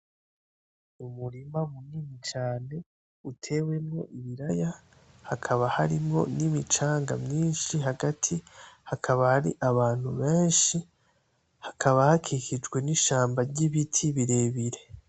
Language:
Rundi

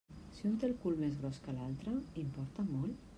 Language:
Catalan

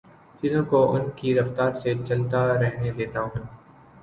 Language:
Urdu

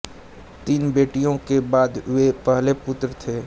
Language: Hindi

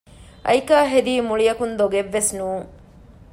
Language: Divehi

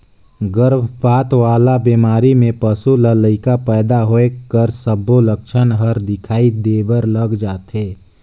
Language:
Chhattisgarhi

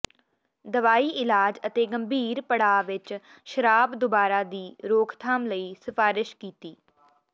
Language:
Punjabi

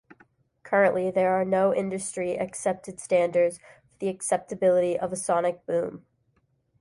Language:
English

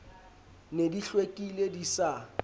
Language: Southern Sotho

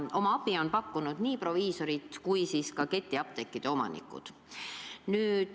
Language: Estonian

